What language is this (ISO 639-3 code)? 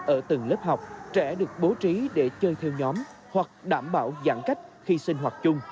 vie